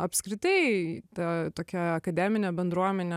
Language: Lithuanian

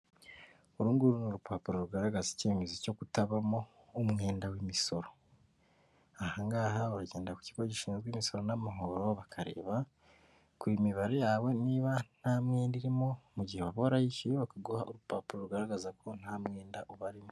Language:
Kinyarwanda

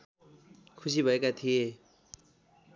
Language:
Nepali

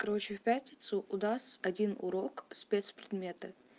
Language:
Russian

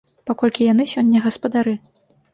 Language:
Belarusian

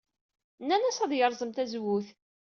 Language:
Kabyle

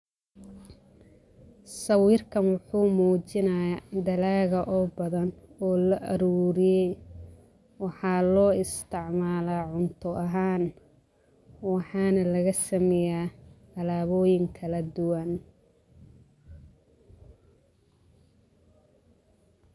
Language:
Somali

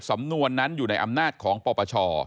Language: Thai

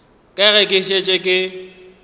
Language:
Northern Sotho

